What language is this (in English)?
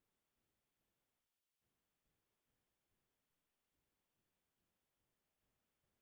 Assamese